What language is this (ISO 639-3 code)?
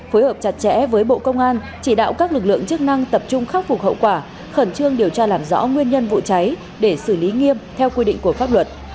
vie